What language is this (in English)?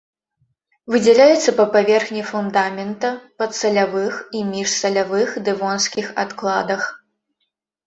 Belarusian